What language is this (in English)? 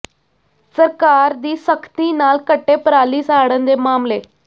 Punjabi